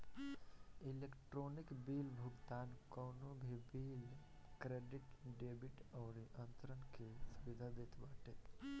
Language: Bhojpuri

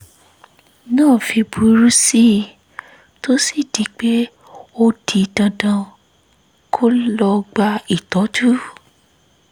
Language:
Yoruba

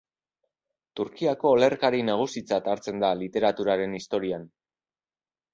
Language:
Basque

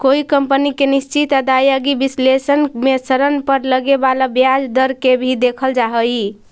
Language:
Magahi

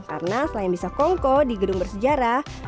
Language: Indonesian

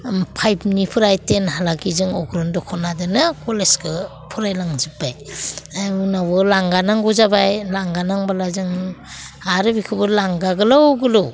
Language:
Bodo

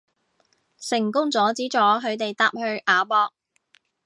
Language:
Cantonese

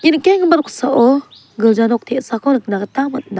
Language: Garo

